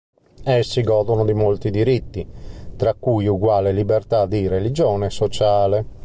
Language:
Italian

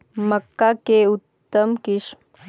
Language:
Magahi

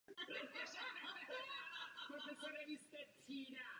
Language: Czech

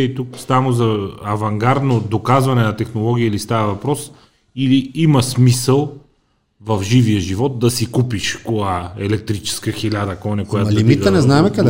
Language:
Bulgarian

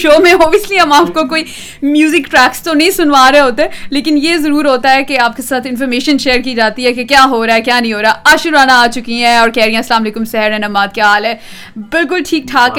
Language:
Urdu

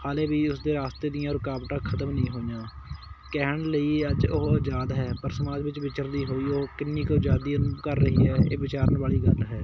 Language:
Punjabi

